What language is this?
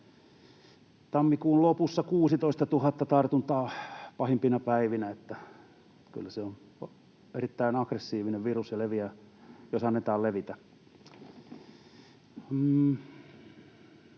Finnish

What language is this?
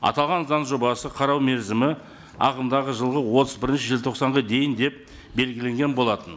Kazakh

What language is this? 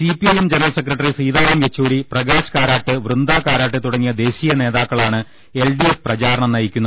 Malayalam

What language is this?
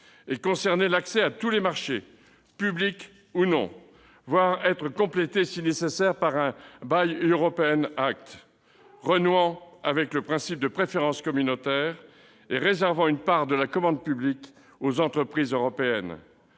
French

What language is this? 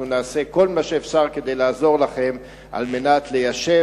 Hebrew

